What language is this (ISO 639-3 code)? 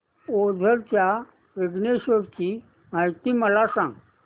mar